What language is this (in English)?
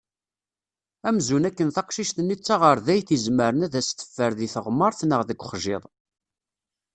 Kabyle